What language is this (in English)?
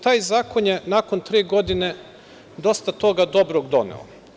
Serbian